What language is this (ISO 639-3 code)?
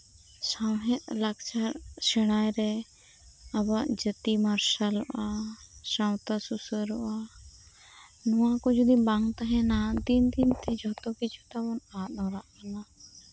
sat